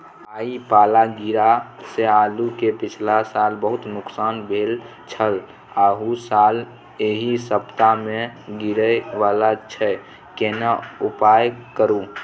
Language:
Maithili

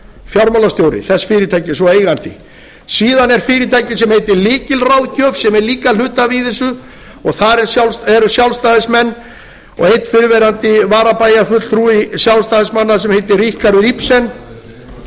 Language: Icelandic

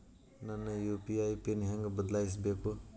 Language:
Kannada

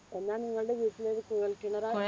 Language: Malayalam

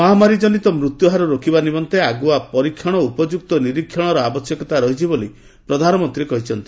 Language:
Odia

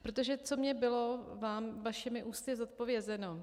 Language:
Czech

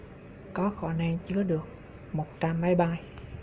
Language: Vietnamese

